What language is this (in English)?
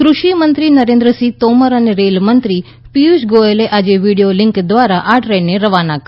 Gujarati